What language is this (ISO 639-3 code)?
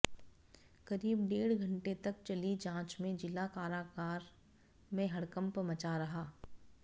hin